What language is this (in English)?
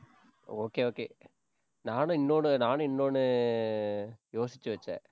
Tamil